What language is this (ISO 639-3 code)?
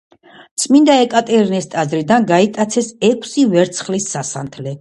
kat